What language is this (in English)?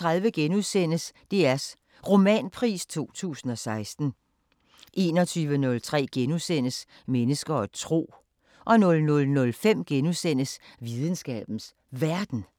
Danish